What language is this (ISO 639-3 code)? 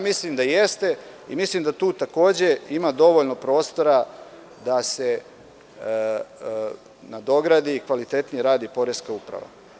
srp